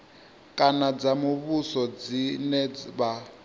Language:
Venda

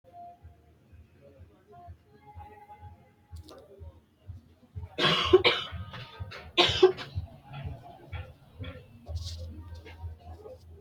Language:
Sidamo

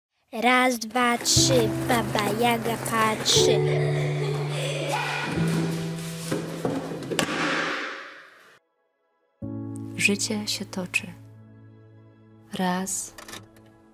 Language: Polish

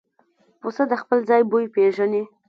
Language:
Pashto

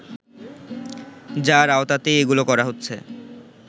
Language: Bangla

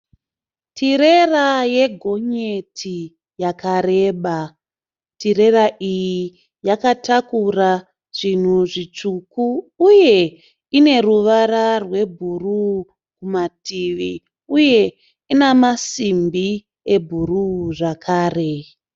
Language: Shona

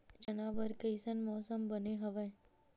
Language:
Chhattisgarhi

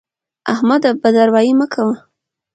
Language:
Pashto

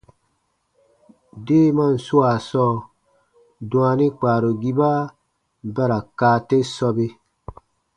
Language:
Baatonum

